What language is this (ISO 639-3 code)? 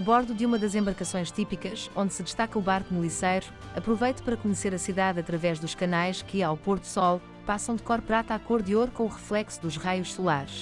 por